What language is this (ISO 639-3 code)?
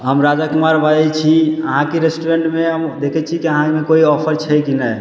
mai